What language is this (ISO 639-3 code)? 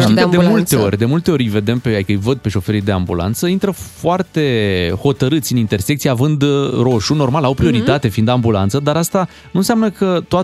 ron